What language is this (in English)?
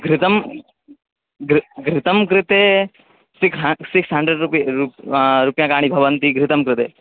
Sanskrit